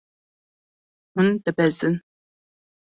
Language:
Kurdish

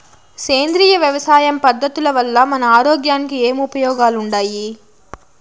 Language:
Telugu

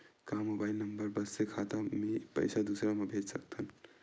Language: Chhattisgarhi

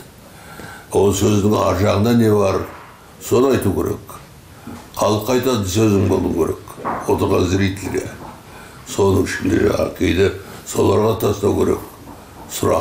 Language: Turkish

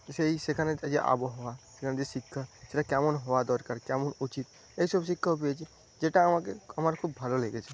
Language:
Bangla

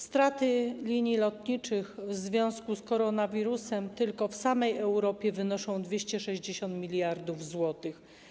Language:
Polish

